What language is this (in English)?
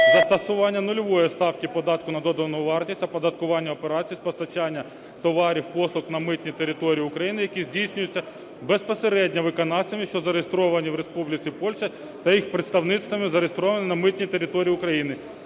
Ukrainian